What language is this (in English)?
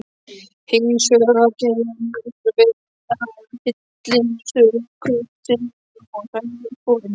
Icelandic